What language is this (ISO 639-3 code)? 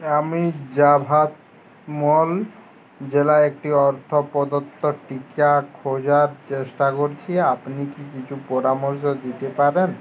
ben